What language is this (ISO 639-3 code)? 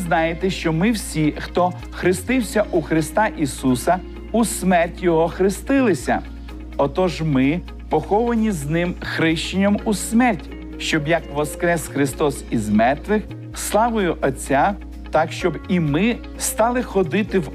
ukr